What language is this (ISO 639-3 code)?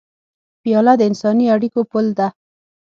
pus